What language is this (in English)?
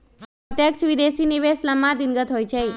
Magahi